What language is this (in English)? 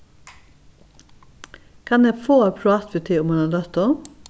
Faroese